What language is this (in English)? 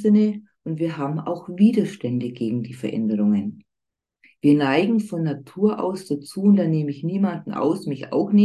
German